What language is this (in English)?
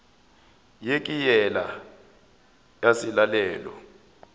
Northern Sotho